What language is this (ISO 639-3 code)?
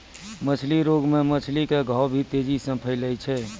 mai